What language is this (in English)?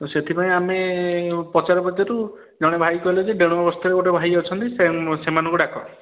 Odia